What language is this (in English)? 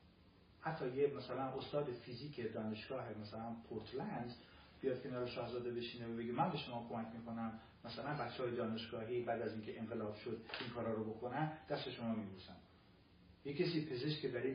Persian